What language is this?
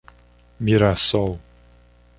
Portuguese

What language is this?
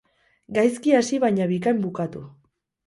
Basque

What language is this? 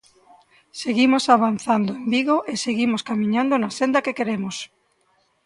Galician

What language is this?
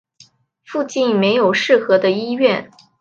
Chinese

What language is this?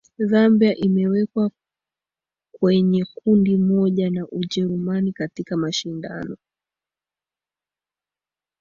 Swahili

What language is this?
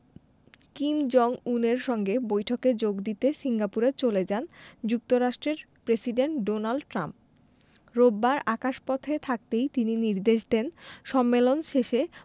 Bangla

